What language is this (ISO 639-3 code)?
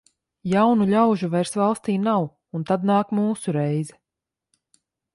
lav